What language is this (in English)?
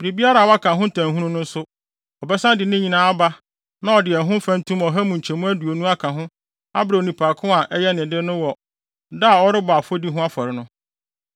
Akan